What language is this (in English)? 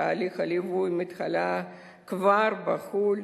Hebrew